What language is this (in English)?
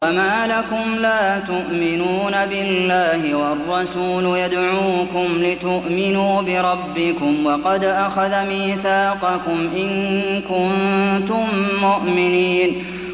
Arabic